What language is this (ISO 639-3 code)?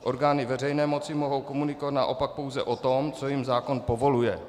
ces